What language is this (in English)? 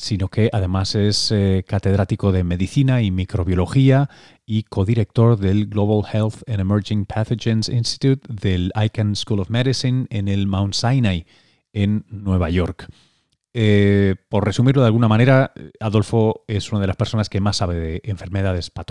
Spanish